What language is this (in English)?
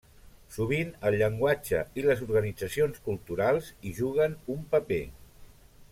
Catalan